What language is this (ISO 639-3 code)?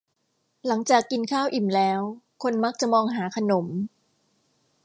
tha